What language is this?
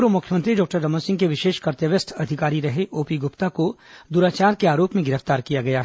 Hindi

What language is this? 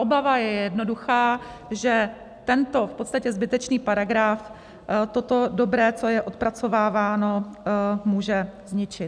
Czech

